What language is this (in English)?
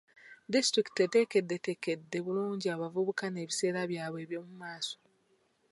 Ganda